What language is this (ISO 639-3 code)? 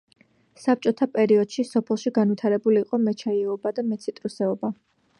kat